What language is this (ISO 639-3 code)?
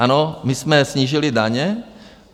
ces